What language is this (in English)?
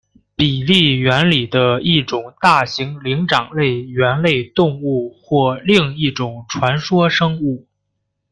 Chinese